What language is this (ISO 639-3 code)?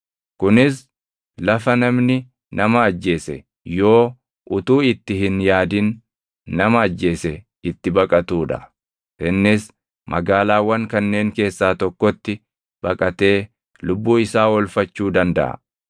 orm